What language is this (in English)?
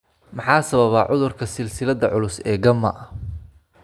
Somali